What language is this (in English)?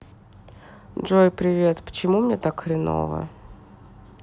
Russian